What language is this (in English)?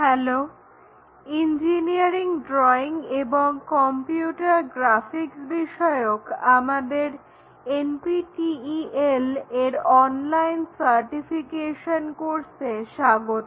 Bangla